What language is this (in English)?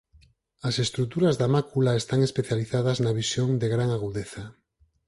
Galician